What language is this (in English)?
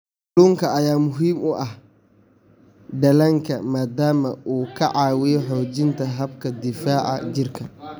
Somali